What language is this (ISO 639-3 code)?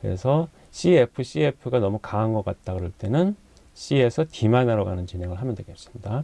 kor